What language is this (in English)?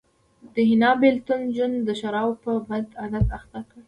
Pashto